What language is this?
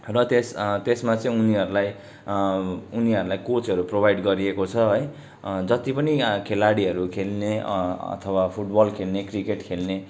Nepali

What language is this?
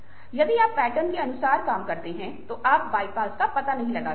Hindi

